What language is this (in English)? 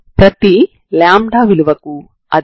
Telugu